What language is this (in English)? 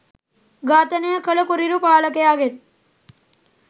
Sinhala